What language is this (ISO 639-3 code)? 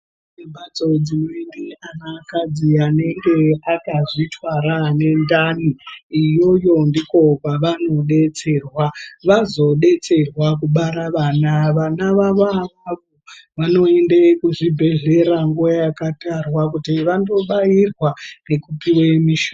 ndc